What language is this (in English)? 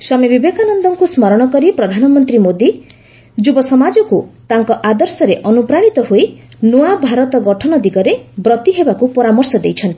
Odia